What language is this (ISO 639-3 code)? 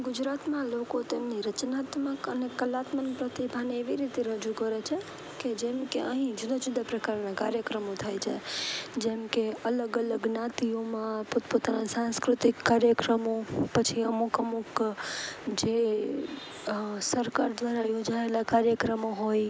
guj